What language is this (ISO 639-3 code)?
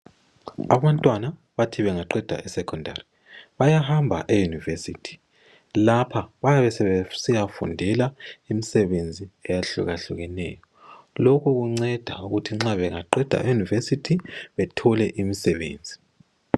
nde